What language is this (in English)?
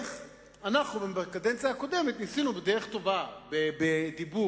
Hebrew